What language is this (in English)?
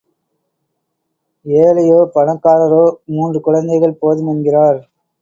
Tamil